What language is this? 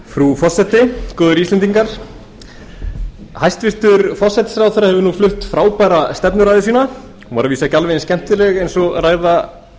Icelandic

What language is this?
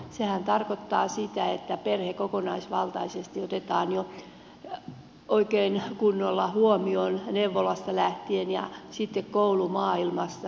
Finnish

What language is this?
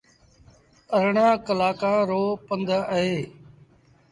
Sindhi Bhil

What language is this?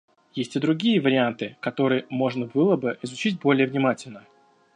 Russian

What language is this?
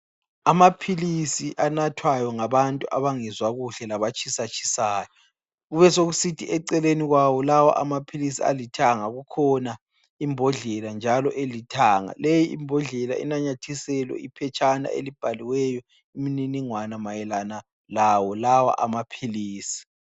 North Ndebele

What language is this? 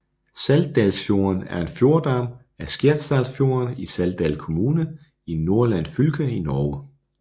Danish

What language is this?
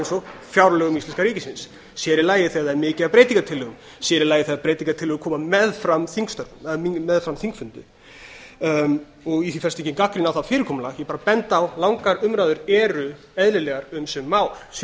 Icelandic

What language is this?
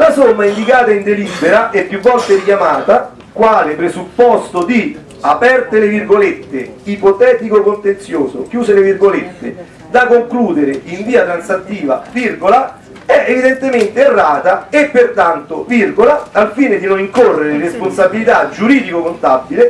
Italian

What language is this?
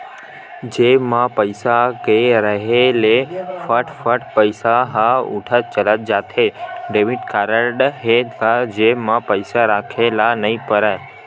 Chhattisgarhi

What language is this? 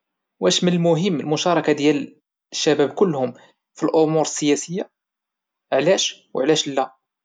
Moroccan Arabic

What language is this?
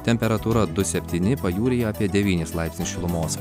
Lithuanian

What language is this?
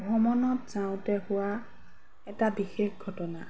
Assamese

